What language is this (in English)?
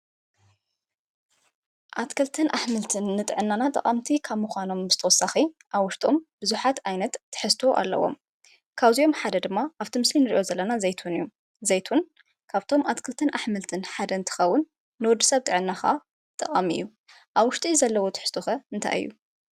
Tigrinya